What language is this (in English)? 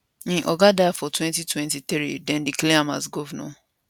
Nigerian Pidgin